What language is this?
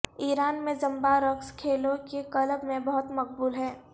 Urdu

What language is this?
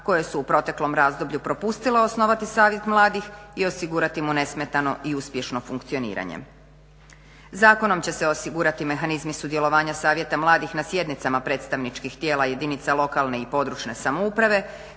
Croatian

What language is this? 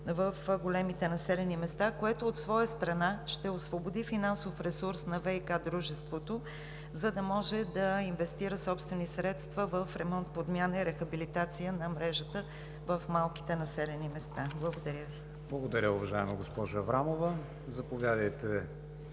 Bulgarian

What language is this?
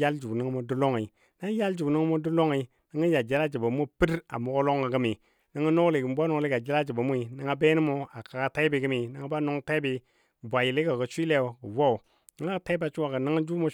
Dadiya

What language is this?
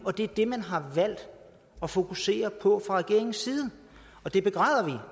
Danish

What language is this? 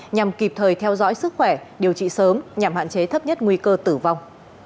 Vietnamese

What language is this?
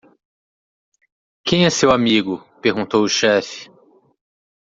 Portuguese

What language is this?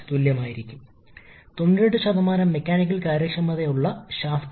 Malayalam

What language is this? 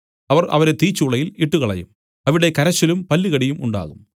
Malayalam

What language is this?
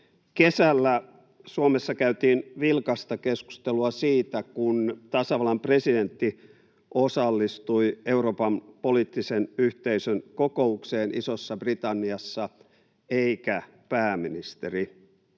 Finnish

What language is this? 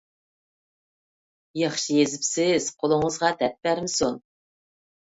Uyghur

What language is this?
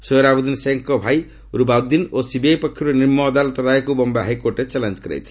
Odia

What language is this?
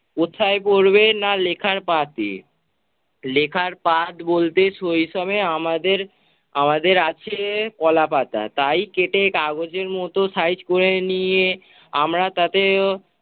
Bangla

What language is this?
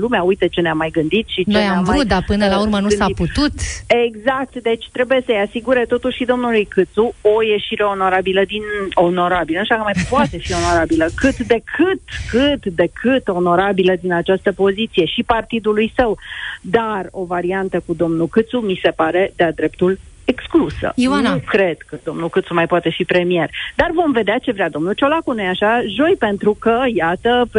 Romanian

